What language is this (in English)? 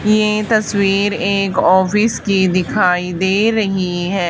Hindi